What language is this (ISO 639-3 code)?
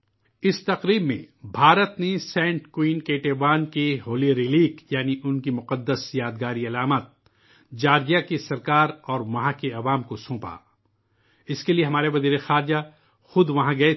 urd